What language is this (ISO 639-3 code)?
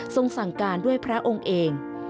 tha